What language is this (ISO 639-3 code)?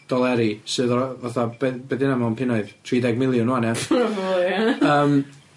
cym